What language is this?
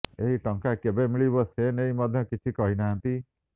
Odia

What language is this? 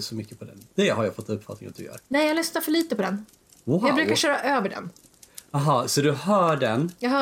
Swedish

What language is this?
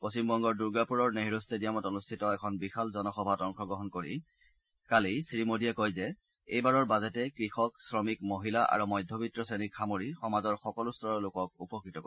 Assamese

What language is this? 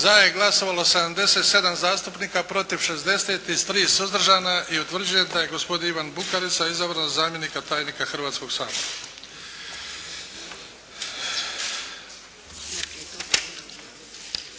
Croatian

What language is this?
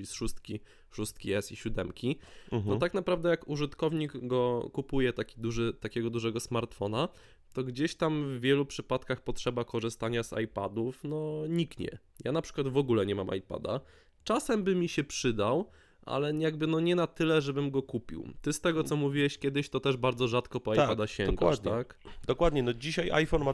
Polish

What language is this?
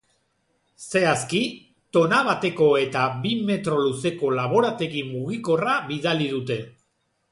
Basque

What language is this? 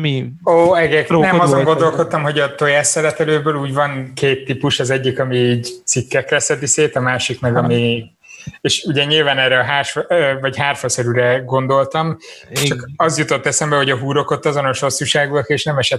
Hungarian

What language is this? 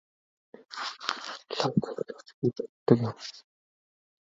Mongolian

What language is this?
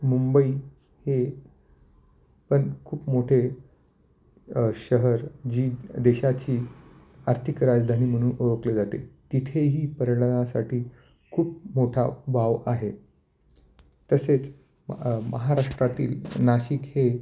Marathi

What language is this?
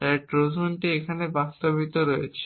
Bangla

